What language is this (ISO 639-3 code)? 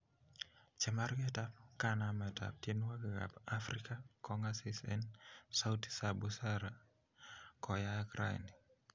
kln